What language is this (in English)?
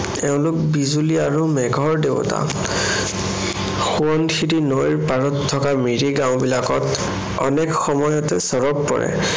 Assamese